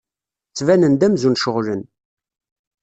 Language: Kabyle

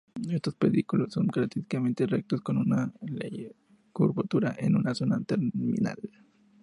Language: Spanish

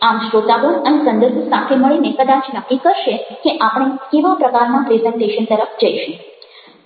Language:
Gujarati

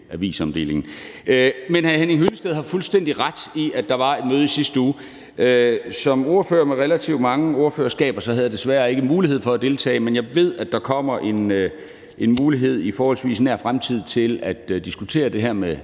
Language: Danish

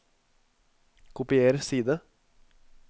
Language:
Norwegian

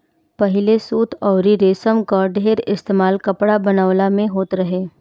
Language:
Bhojpuri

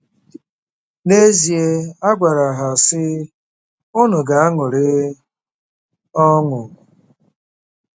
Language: Igbo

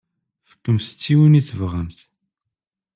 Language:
Kabyle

